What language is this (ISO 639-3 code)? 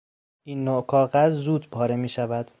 fas